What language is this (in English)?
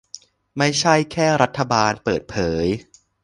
Thai